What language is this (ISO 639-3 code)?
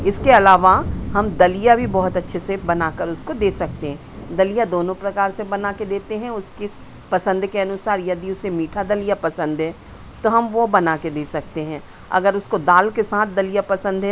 hin